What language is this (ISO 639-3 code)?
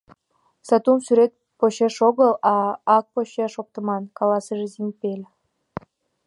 chm